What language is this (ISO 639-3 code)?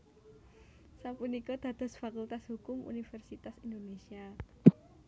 jav